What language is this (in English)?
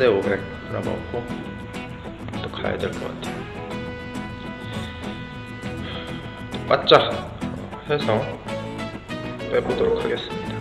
Korean